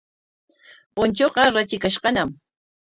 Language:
Corongo Ancash Quechua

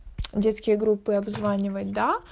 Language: Russian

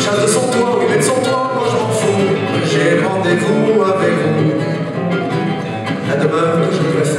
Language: Arabic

